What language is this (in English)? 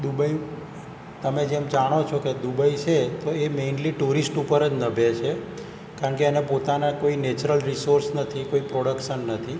Gujarati